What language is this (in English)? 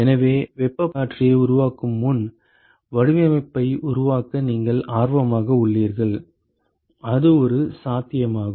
Tamil